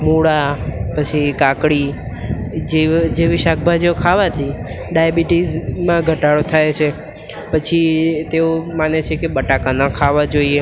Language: Gujarati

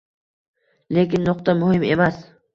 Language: Uzbek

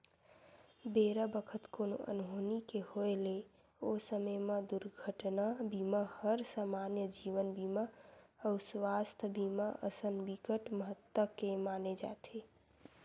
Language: Chhattisgarhi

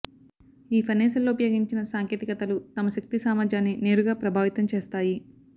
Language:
Telugu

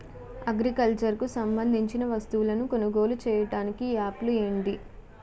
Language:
Telugu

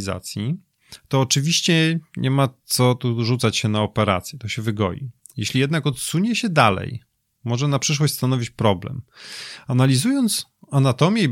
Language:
Polish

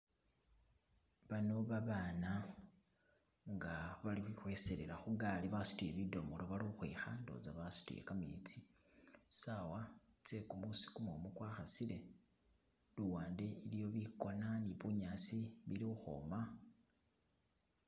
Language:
Masaaba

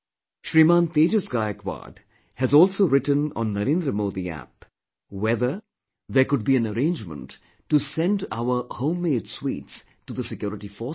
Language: English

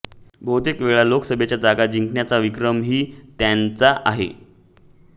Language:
Marathi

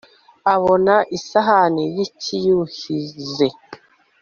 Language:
Kinyarwanda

